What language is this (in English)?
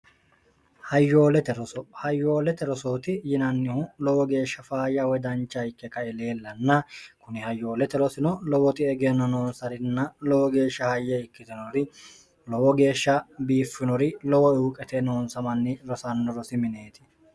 Sidamo